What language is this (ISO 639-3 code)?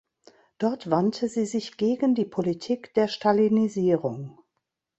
deu